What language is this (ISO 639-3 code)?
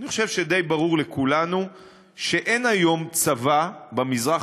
heb